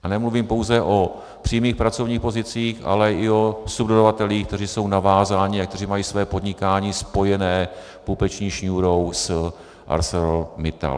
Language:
Czech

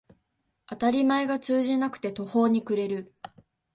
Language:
Japanese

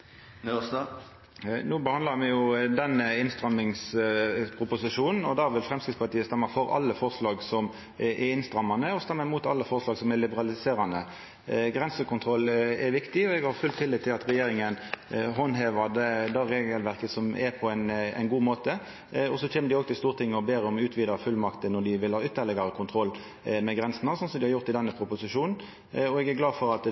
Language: Norwegian Nynorsk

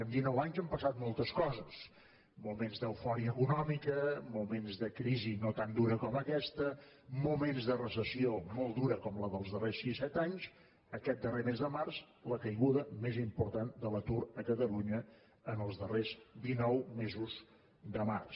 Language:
Catalan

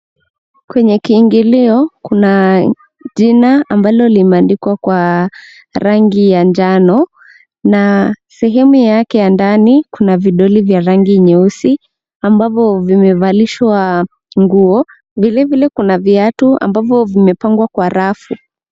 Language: Swahili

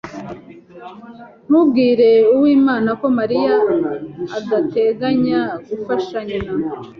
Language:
Kinyarwanda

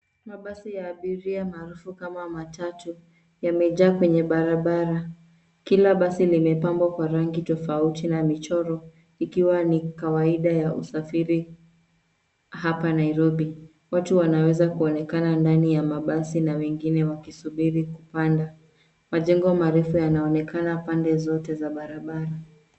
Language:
Swahili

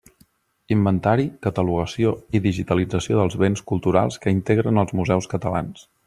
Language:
Catalan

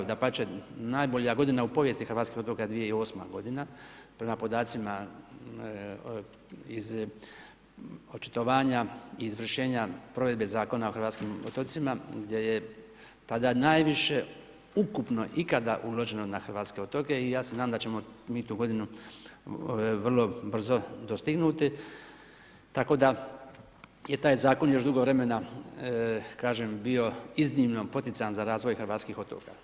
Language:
Croatian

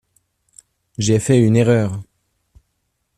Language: French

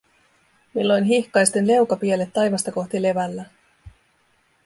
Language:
Finnish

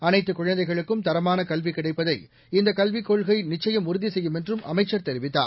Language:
Tamil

